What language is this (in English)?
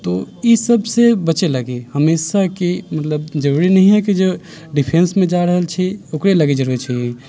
Maithili